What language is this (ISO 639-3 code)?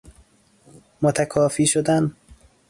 fas